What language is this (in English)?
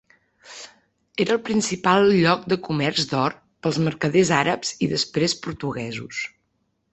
Catalan